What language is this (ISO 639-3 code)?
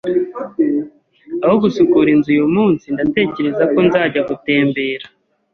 kin